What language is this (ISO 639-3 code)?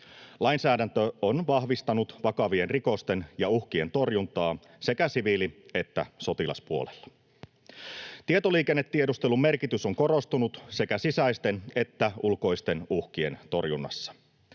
fin